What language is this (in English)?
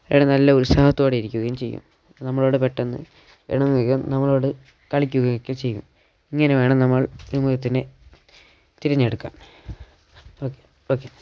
Malayalam